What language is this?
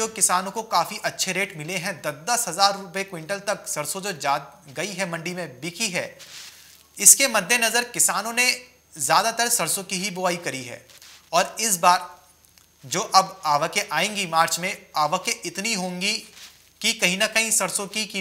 Hindi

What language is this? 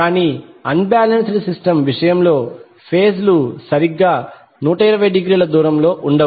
Telugu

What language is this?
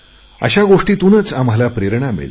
Marathi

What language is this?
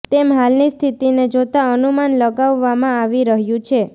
Gujarati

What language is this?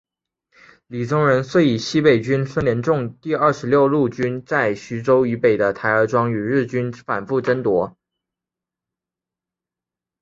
Chinese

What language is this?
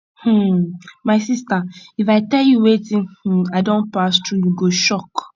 Nigerian Pidgin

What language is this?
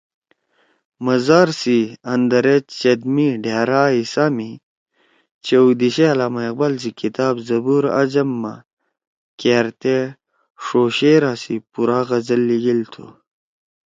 Torwali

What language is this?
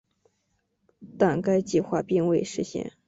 Chinese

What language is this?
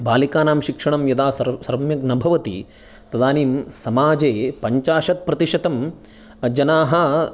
Sanskrit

